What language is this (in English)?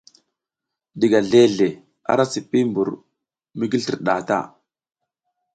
South Giziga